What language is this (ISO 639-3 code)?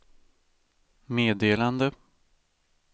swe